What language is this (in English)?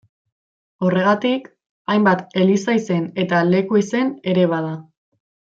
Basque